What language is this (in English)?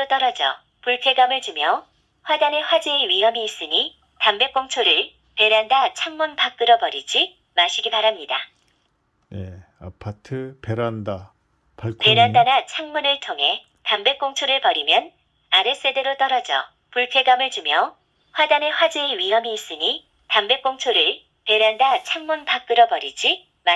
Korean